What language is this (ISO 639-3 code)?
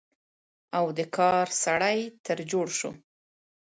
pus